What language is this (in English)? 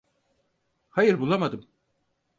Turkish